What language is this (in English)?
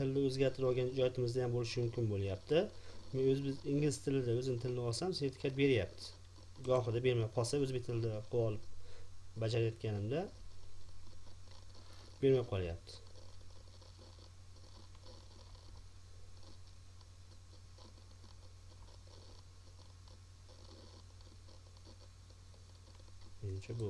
Turkish